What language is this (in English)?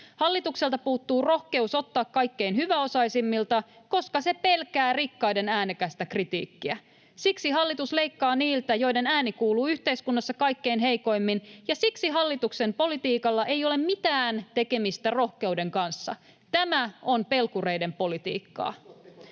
Finnish